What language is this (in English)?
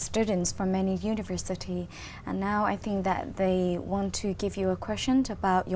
Vietnamese